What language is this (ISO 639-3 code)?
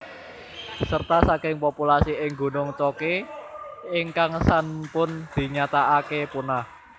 jav